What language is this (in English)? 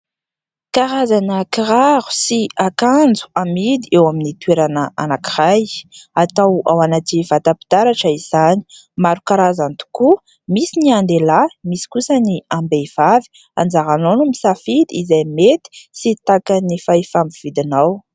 Malagasy